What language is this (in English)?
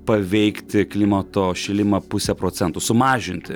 Lithuanian